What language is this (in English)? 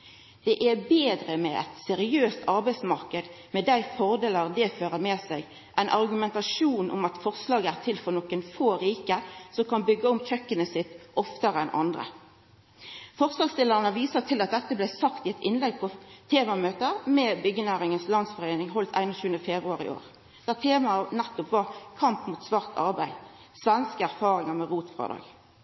Norwegian Nynorsk